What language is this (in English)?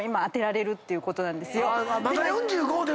Japanese